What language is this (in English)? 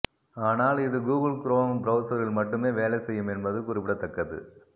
Tamil